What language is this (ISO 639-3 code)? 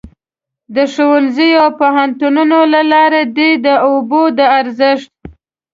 pus